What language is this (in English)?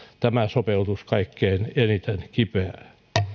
Finnish